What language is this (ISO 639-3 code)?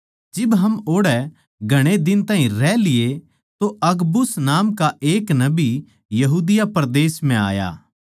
bgc